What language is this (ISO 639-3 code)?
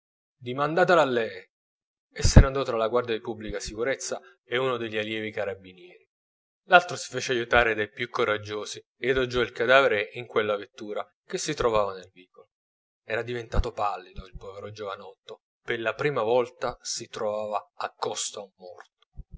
ita